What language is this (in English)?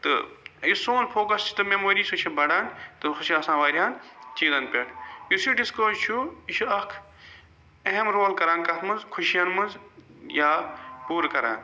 Kashmiri